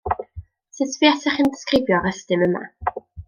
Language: Welsh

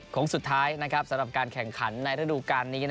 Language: Thai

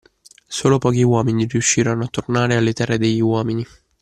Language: Italian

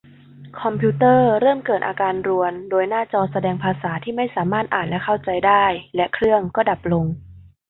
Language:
Thai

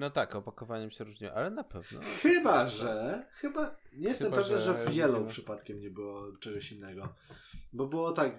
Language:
Polish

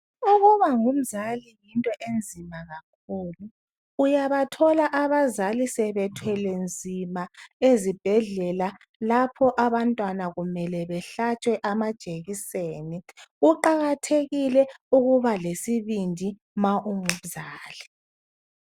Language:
North Ndebele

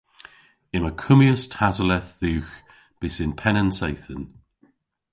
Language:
Cornish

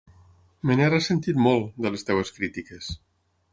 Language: Catalan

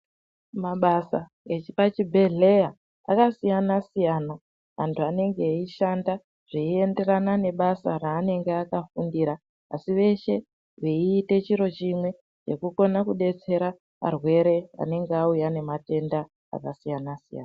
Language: Ndau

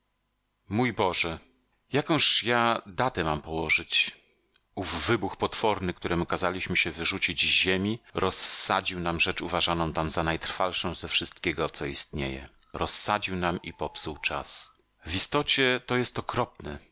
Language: Polish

